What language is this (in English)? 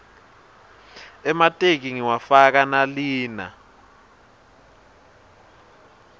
Swati